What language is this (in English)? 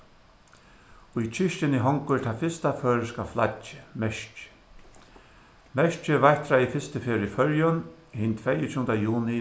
Faroese